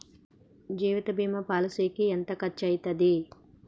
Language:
Telugu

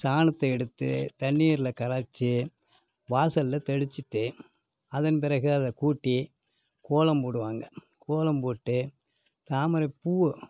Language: Tamil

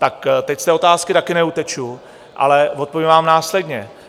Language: Czech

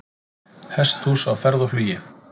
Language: Icelandic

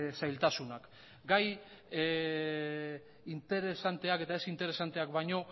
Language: Basque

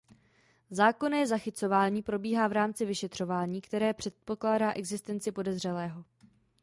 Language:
Czech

